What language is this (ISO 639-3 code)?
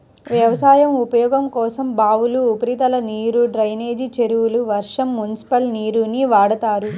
tel